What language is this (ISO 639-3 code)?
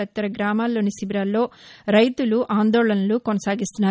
tel